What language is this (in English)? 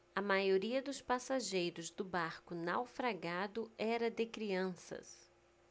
Portuguese